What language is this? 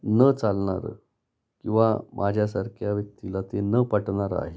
Marathi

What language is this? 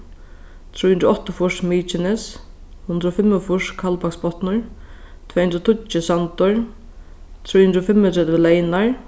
Faroese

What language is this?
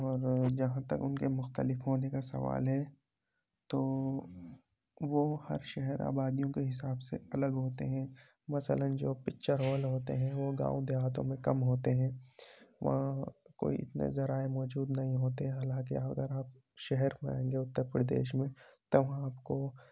Urdu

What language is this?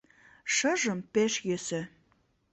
Mari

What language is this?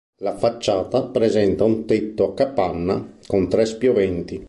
Italian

